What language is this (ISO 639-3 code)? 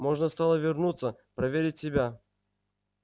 rus